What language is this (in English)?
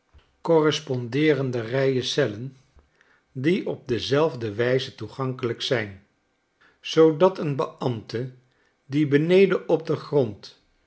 Dutch